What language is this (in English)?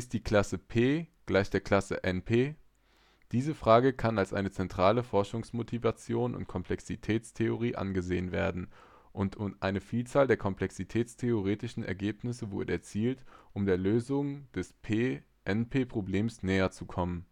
German